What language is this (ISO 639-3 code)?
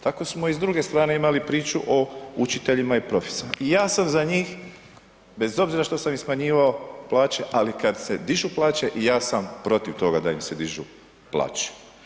hrv